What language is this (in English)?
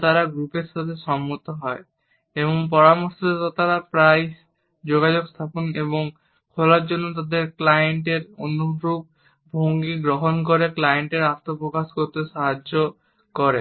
Bangla